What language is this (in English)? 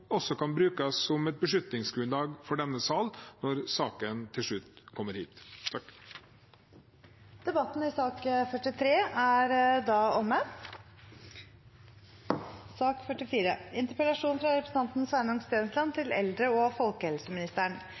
Norwegian